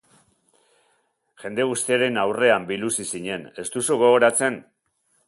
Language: Basque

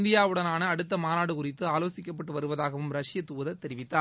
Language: Tamil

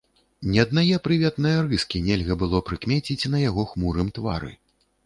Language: Belarusian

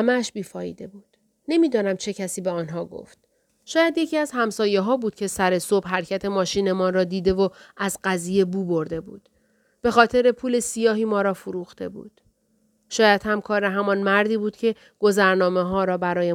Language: Persian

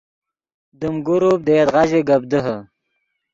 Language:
Yidgha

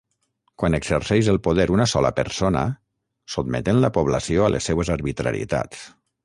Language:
Catalan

